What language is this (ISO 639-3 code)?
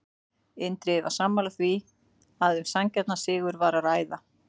isl